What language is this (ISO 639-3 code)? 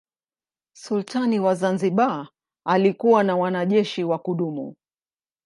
swa